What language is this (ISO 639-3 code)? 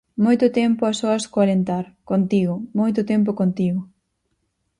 glg